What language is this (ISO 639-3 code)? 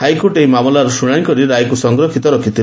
ori